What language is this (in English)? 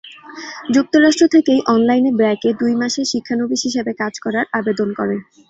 Bangla